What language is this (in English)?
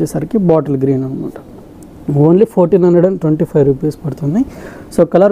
Telugu